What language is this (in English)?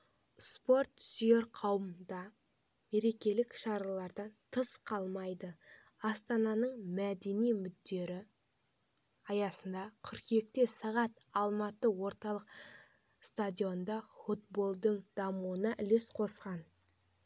Kazakh